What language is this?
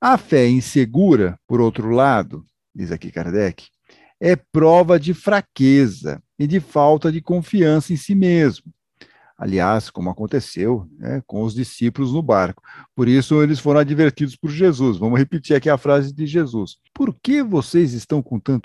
Portuguese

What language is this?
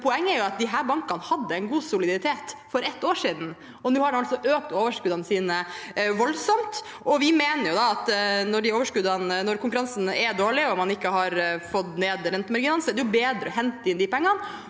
Norwegian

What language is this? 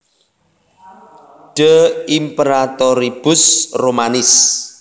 Javanese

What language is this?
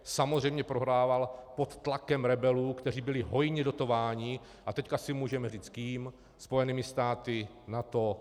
Czech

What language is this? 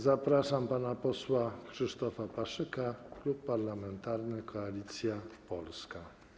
Polish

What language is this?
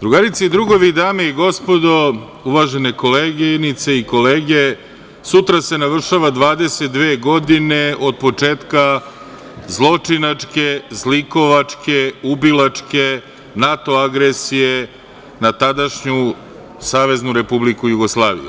Serbian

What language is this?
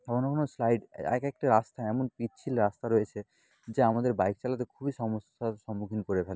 Bangla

